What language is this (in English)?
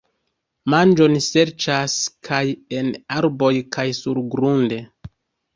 Esperanto